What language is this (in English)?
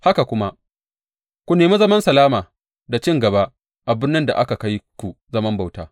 Hausa